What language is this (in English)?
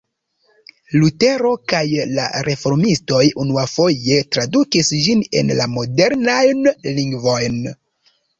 Esperanto